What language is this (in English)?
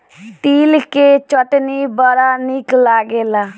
Bhojpuri